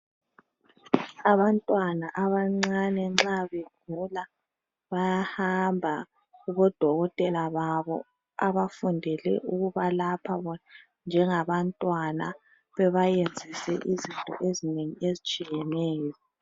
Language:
North Ndebele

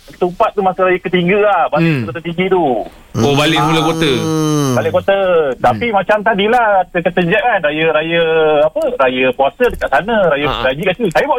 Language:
Malay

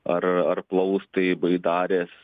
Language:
Lithuanian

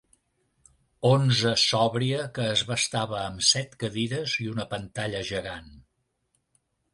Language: Catalan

